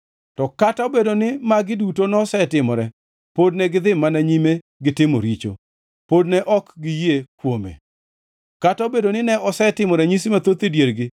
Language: Luo (Kenya and Tanzania)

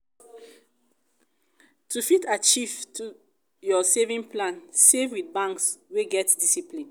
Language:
Nigerian Pidgin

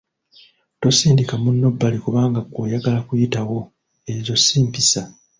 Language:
Ganda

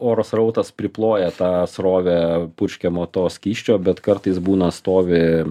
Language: Lithuanian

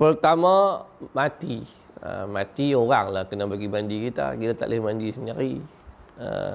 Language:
Malay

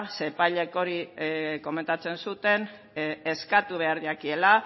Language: Basque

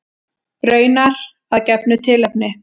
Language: Icelandic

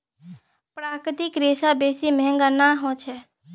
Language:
Magahi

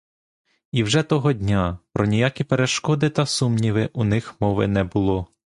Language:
Ukrainian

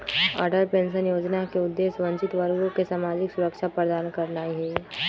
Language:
Magahi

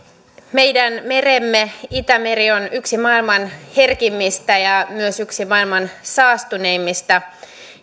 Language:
Finnish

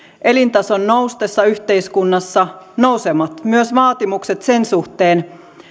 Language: Finnish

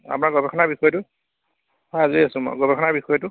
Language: Assamese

